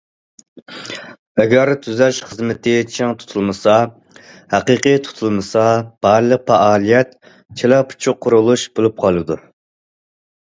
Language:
Uyghur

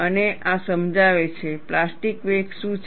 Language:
Gujarati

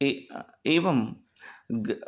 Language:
Sanskrit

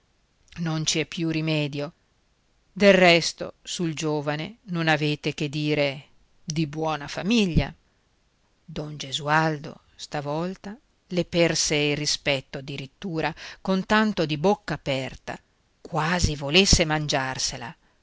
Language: Italian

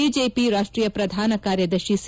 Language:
Kannada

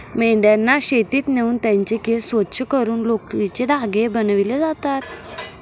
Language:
Marathi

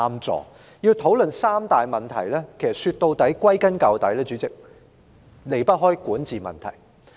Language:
Cantonese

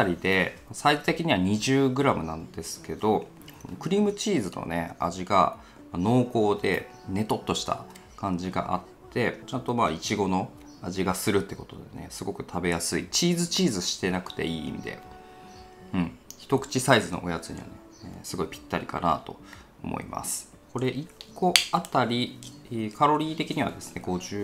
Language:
Japanese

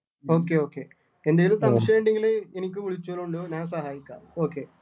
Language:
Malayalam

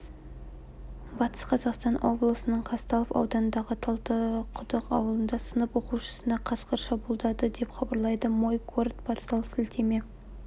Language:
Kazakh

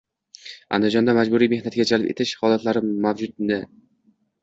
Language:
Uzbek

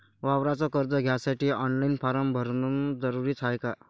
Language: Marathi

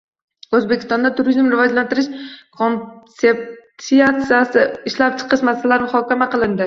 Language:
Uzbek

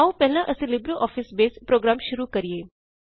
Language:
Punjabi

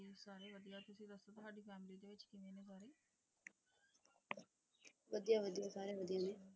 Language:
Punjabi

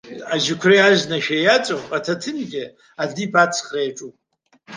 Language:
Abkhazian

